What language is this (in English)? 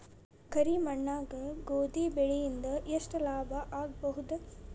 Kannada